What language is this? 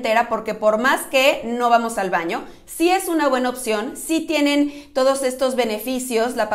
Spanish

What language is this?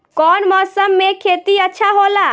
Bhojpuri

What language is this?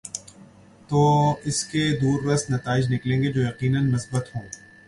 Urdu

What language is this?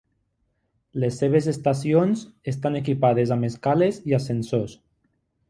Catalan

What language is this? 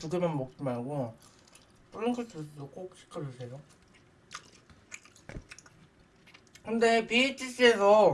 Korean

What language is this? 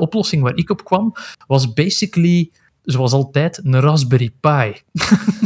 Dutch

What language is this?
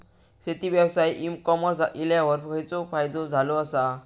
Marathi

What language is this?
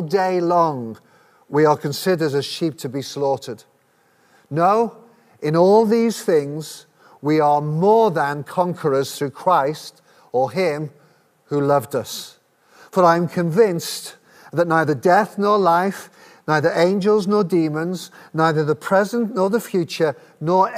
English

